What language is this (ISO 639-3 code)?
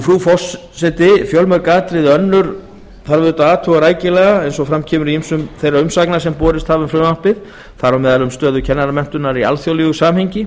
isl